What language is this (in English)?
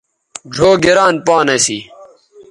Bateri